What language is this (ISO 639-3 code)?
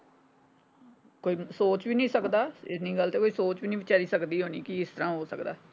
pan